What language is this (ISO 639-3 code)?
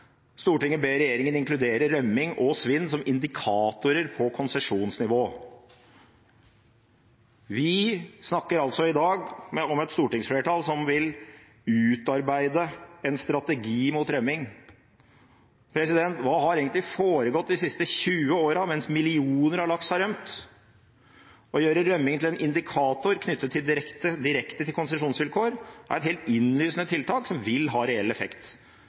nob